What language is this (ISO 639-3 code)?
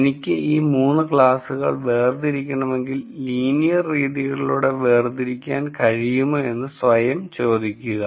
mal